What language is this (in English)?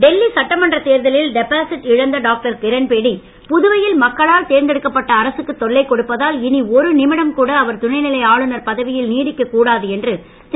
Tamil